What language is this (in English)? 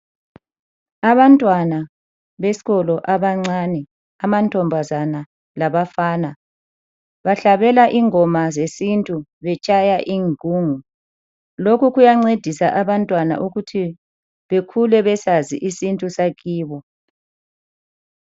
North Ndebele